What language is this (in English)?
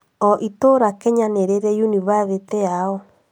Kikuyu